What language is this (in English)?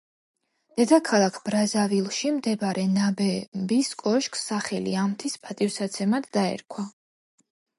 Georgian